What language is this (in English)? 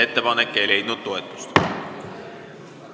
Estonian